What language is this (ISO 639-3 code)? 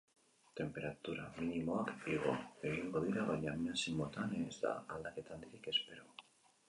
eus